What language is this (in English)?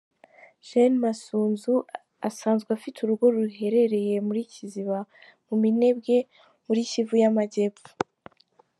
Kinyarwanda